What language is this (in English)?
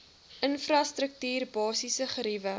Afrikaans